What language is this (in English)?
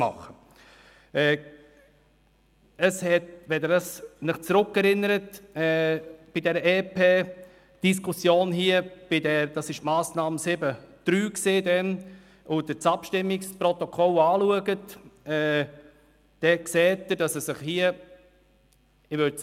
Swiss German